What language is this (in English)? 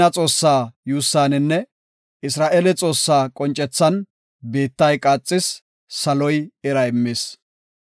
Gofa